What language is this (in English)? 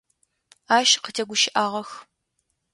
Adyghe